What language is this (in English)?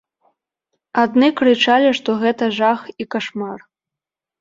Belarusian